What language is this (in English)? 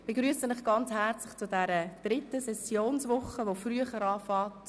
Swiss German